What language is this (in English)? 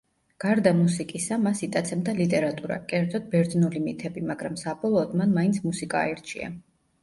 Georgian